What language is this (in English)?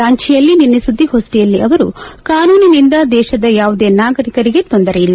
Kannada